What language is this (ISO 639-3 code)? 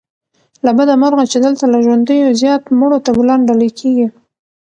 pus